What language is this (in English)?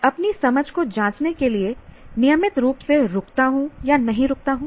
Hindi